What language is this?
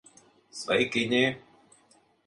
Latvian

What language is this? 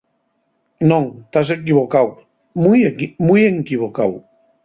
Asturian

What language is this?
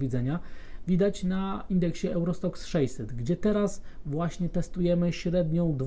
Polish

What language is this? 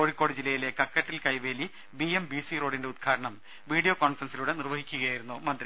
Malayalam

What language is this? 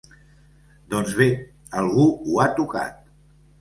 Catalan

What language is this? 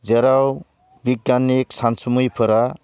Bodo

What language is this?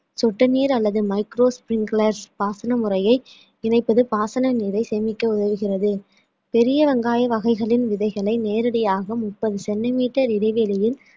Tamil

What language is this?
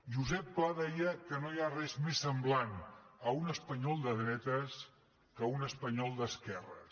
Catalan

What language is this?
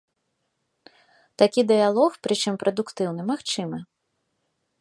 Belarusian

